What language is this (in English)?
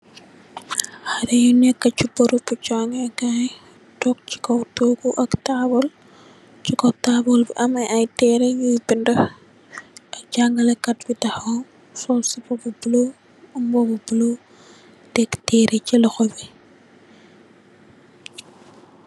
Wolof